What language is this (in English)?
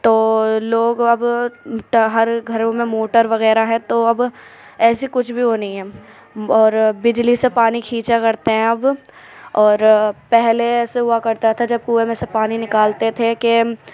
Urdu